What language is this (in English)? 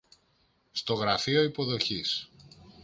Greek